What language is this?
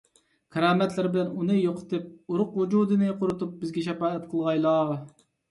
Uyghur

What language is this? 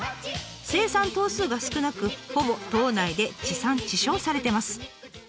Japanese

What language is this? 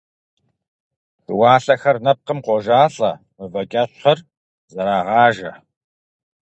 Kabardian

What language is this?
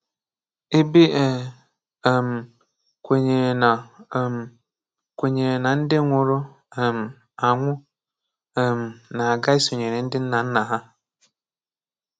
Igbo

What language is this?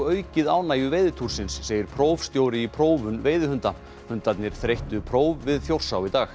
Icelandic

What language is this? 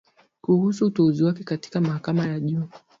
Swahili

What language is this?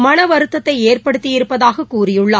Tamil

